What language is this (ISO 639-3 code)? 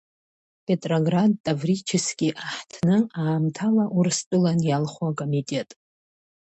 abk